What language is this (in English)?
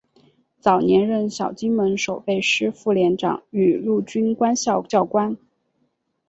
Chinese